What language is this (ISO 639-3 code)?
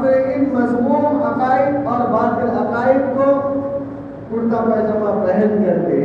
urd